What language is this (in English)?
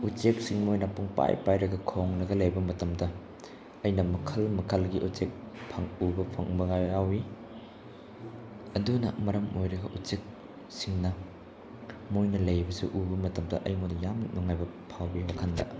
Manipuri